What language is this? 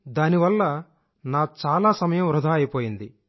Telugu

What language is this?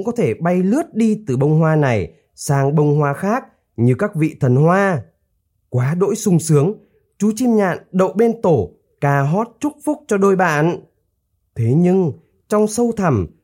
Vietnamese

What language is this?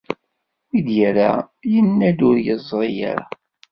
Kabyle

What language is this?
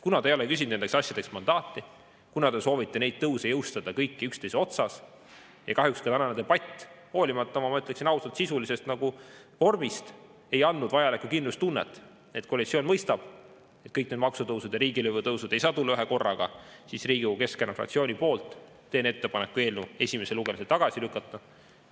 Estonian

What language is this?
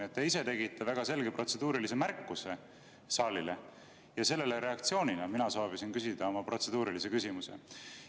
Estonian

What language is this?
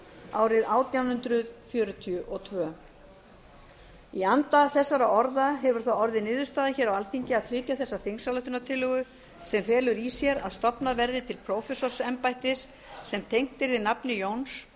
Icelandic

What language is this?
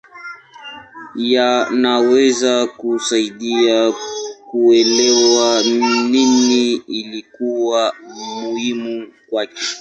Swahili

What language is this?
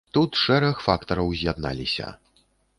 Belarusian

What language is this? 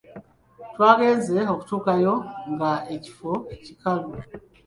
Ganda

